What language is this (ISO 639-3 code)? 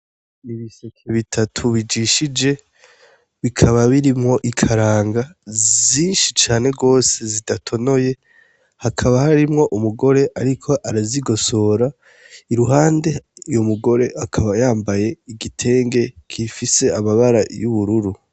run